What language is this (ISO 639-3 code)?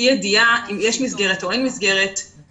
heb